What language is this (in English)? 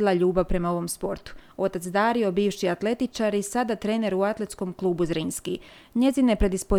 Croatian